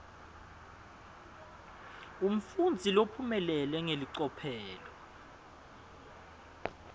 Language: Swati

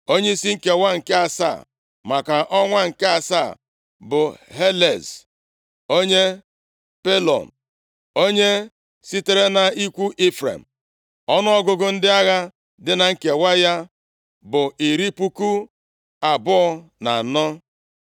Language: Igbo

